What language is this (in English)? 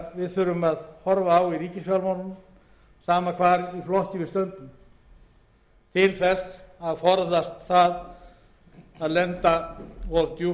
Icelandic